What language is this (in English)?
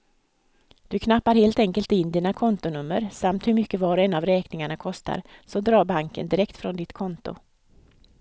Swedish